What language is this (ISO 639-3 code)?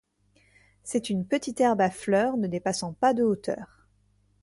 fra